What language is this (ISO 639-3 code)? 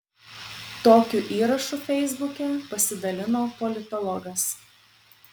lit